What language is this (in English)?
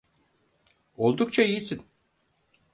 Turkish